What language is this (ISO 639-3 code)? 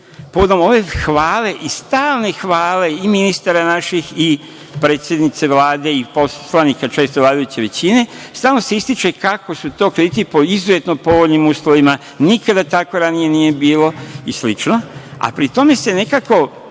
srp